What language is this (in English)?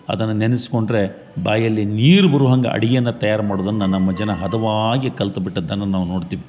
Kannada